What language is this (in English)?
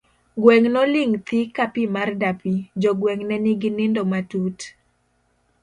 Luo (Kenya and Tanzania)